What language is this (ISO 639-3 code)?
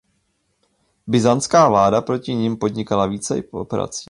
ces